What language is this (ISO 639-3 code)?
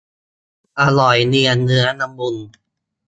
tha